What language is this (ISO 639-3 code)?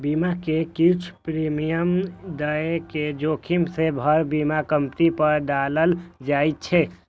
mai